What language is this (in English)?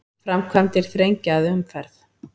Icelandic